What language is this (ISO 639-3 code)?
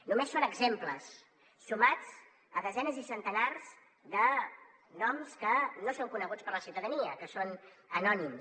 cat